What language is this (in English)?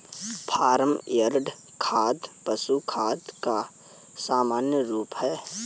Hindi